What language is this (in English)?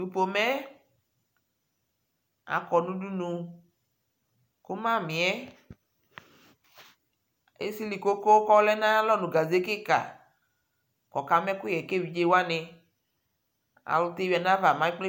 Ikposo